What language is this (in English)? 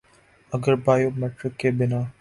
Urdu